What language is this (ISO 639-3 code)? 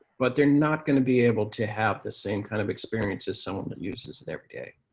eng